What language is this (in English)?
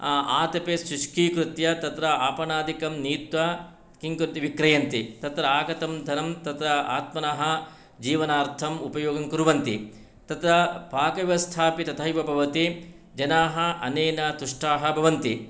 Sanskrit